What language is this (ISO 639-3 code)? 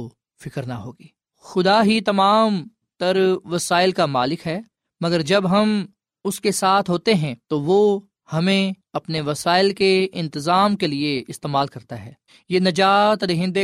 urd